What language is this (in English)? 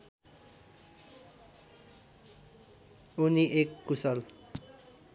Nepali